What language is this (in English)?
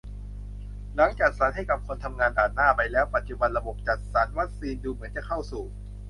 Thai